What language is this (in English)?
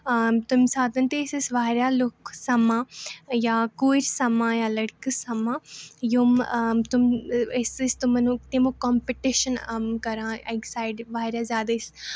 Kashmiri